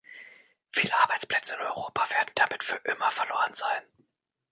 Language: German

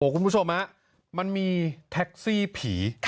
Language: Thai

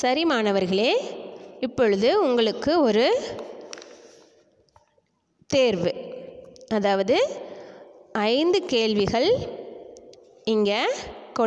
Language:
Hindi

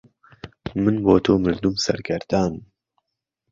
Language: Central Kurdish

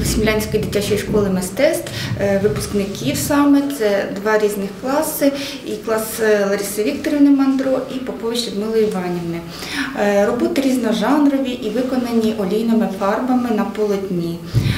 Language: Ukrainian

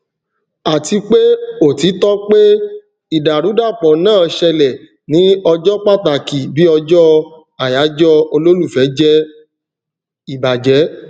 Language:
Yoruba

